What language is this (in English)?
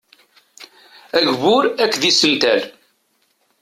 Kabyle